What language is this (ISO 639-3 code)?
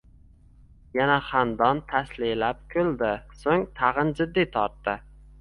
uzb